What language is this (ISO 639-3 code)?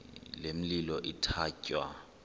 xho